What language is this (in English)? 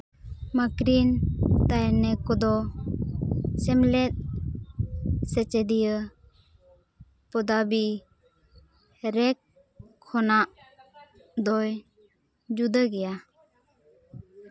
Santali